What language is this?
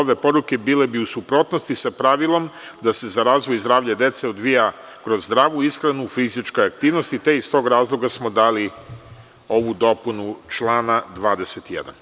Serbian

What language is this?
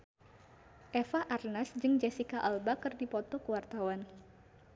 Sundanese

